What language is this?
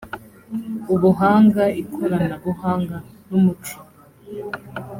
Kinyarwanda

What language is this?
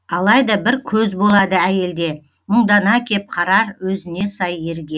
Kazakh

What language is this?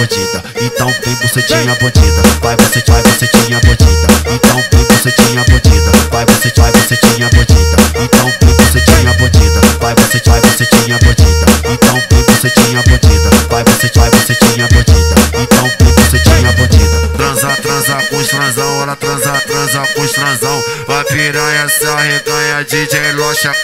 Portuguese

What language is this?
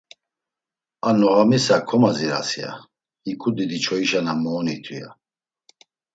Laz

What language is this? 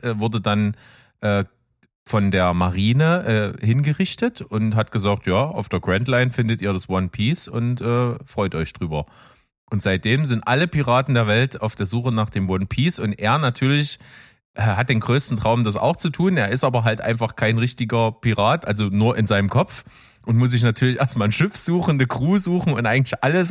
German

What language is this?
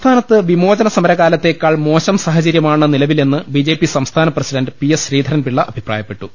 Malayalam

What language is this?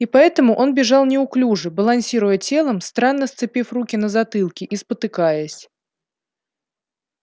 Russian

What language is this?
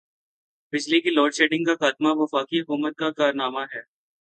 Urdu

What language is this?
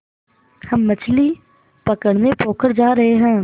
Hindi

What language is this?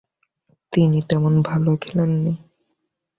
Bangla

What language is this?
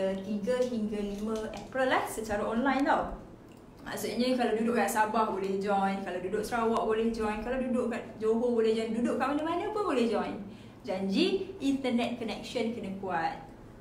Malay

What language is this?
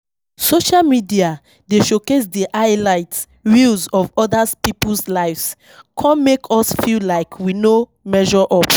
Nigerian Pidgin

